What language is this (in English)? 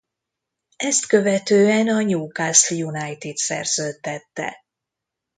Hungarian